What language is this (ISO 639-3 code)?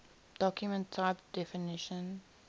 eng